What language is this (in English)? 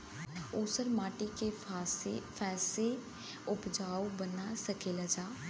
Bhojpuri